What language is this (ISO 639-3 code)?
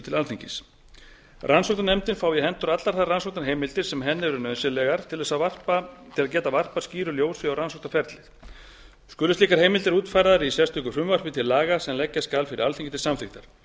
isl